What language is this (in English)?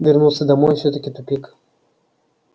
Russian